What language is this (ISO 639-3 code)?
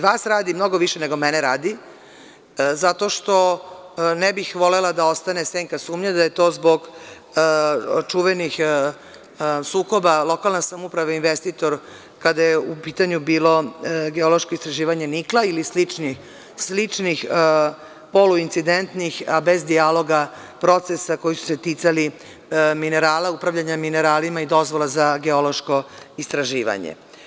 srp